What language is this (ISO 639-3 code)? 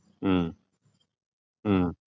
mal